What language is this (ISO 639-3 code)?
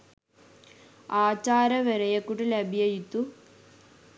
sin